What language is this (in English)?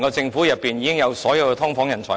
Cantonese